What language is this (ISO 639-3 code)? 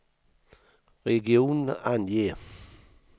swe